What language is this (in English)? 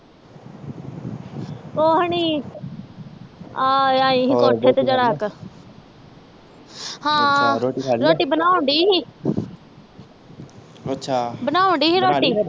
Punjabi